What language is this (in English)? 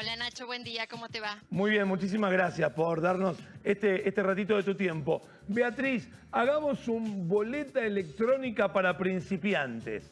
Spanish